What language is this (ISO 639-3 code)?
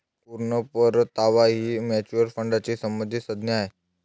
mar